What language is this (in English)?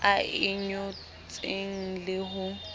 Southern Sotho